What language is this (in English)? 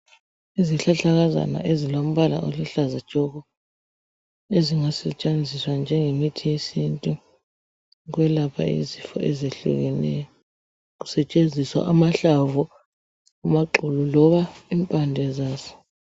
North Ndebele